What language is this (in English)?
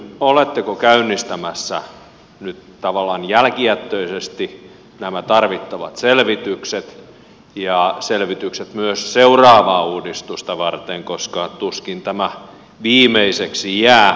Finnish